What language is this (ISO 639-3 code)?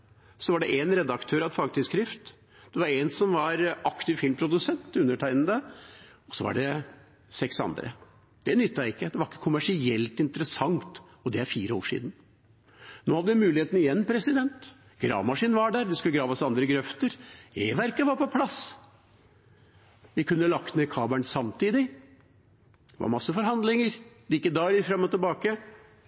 nob